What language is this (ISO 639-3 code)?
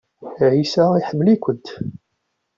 kab